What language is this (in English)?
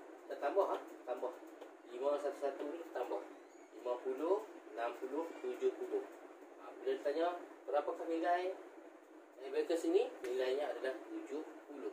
Malay